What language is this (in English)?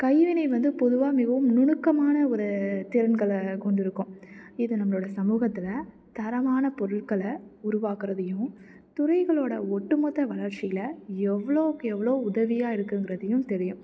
Tamil